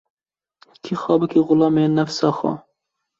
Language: Kurdish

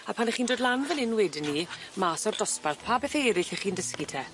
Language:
Welsh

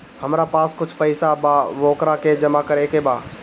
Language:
Bhojpuri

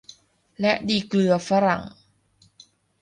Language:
Thai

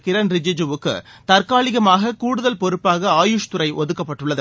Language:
Tamil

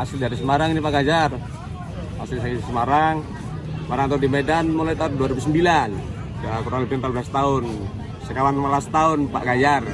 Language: Indonesian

